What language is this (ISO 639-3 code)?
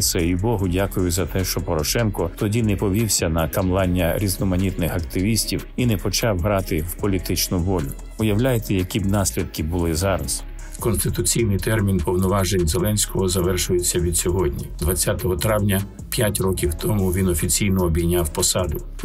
ukr